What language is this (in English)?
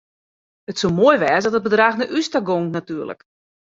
Western Frisian